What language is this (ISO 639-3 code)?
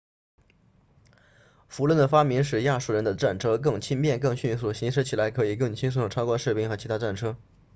zho